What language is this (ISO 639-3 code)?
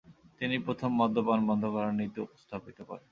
ben